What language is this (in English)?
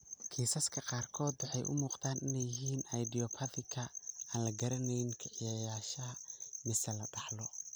Somali